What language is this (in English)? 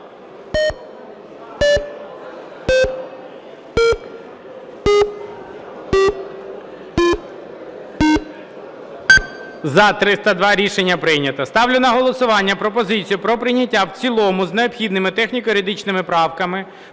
Ukrainian